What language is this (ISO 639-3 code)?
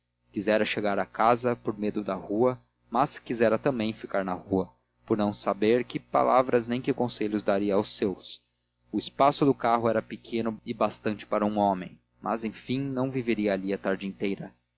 por